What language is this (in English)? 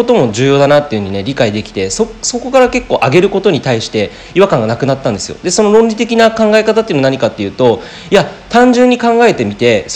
Japanese